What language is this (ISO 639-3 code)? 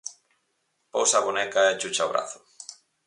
glg